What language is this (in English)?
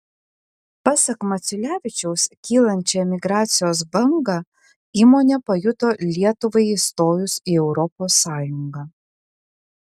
Lithuanian